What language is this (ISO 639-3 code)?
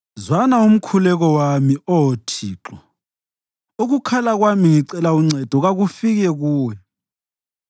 nde